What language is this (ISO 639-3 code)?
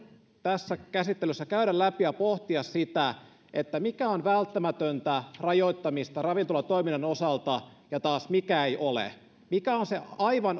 fin